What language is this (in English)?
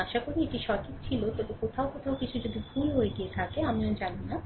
Bangla